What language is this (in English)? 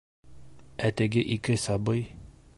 Bashkir